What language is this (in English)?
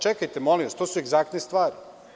Serbian